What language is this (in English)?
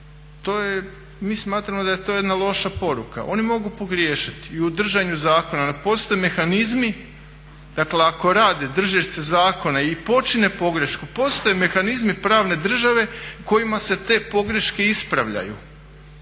Croatian